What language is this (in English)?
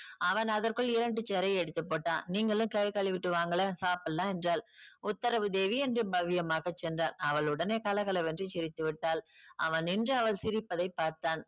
Tamil